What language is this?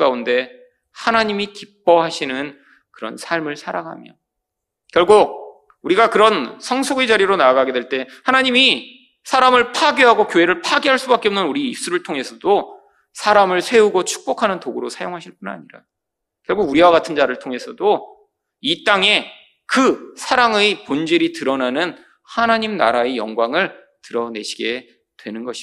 Korean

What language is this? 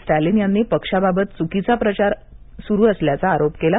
Marathi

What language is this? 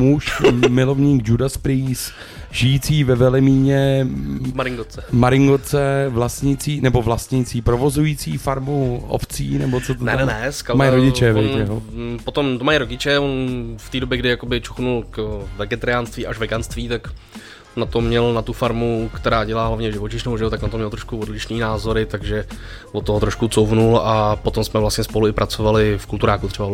Czech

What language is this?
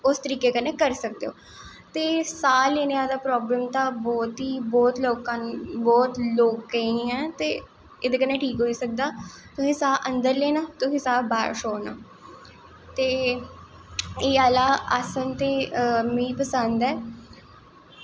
Dogri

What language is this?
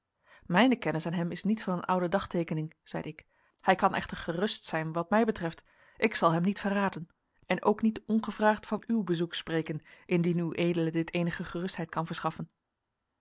Dutch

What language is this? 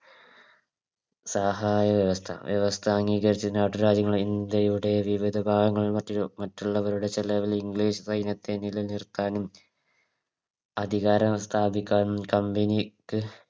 Malayalam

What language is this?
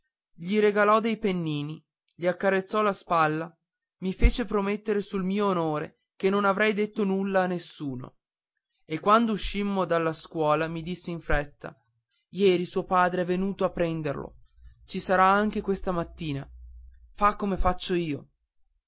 Italian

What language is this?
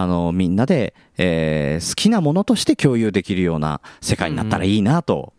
Japanese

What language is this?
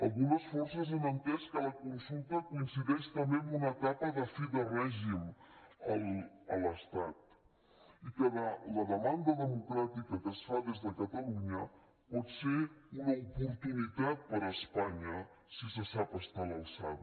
Catalan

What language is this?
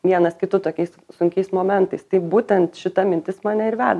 Lithuanian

